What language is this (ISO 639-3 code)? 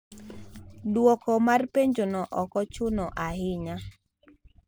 luo